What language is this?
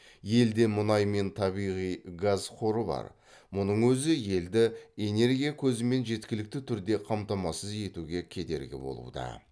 Kazakh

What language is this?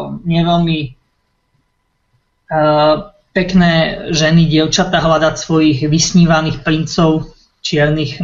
Slovak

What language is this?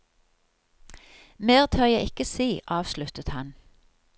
Norwegian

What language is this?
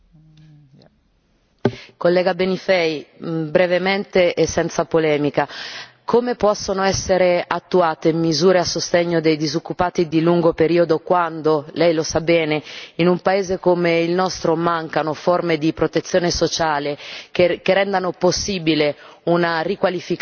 Italian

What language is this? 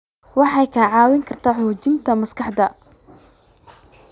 Somali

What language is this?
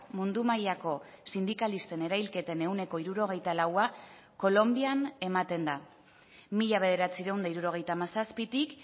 Basque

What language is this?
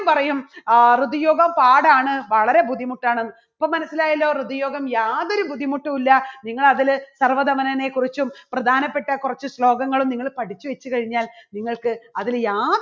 Malayalam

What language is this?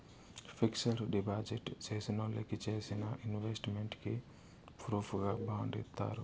Telugu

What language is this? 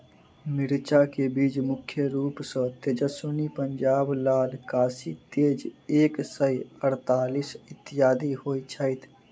Maithili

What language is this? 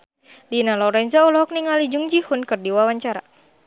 Sundanese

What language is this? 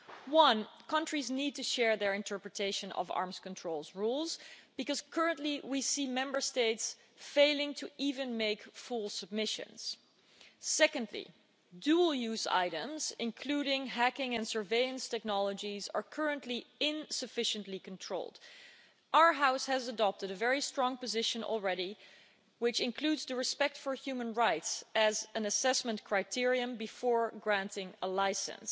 English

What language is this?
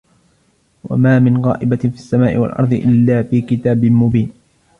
Arabic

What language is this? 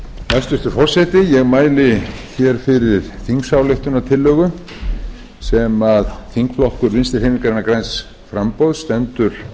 Icelandic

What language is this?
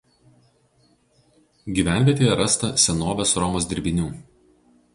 Lithuanian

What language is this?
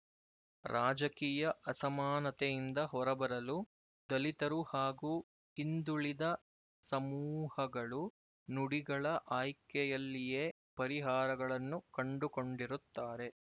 Kannada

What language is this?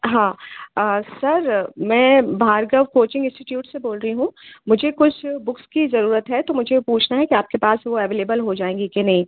Hindi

